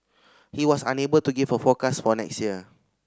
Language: English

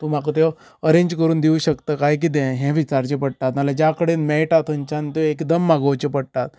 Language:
Konkani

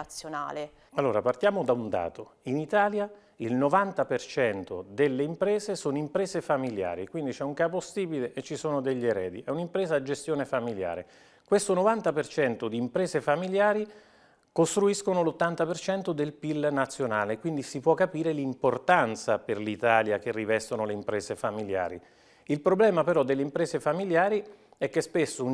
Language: Italian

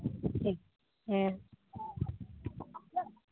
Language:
Santali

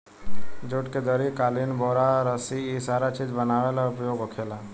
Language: Bhojpuri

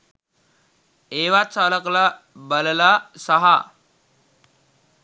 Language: Sinhala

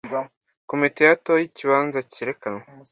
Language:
Kinyarwanda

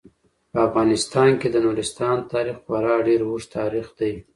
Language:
Pashto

